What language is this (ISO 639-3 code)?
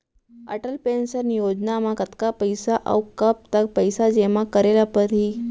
hne